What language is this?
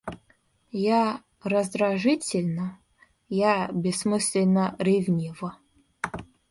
Russian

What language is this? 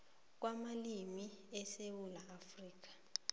South Ndebele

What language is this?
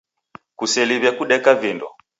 Taita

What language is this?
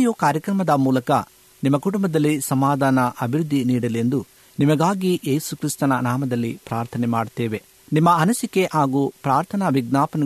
Kannada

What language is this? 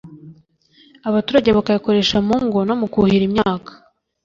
Kinyarwanda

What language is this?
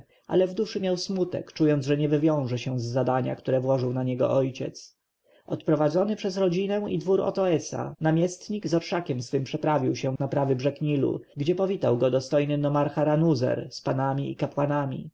Polish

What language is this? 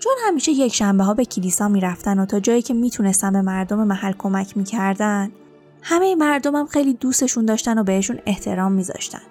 Persian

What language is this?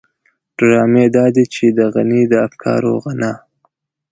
Pashto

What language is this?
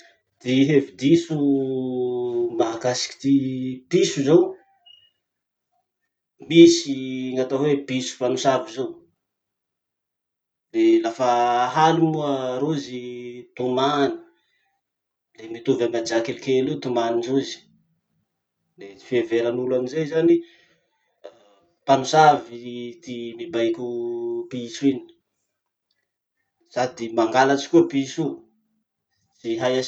Masikoro Malagasy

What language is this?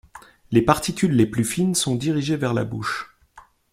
French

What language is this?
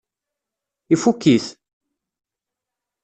Kabyle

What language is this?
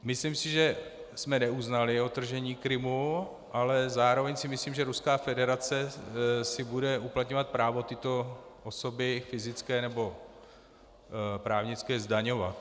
Czech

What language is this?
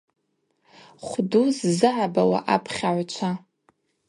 Abaza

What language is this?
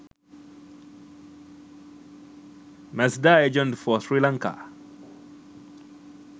Sinhala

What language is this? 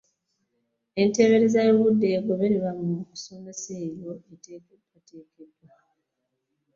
Ganda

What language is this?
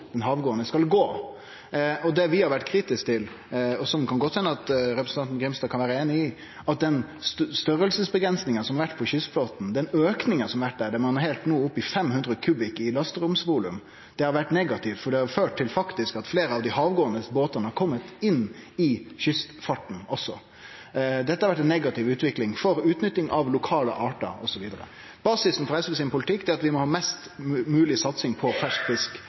Norwegian Nynorsk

